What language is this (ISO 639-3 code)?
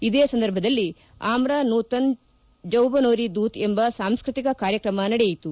kan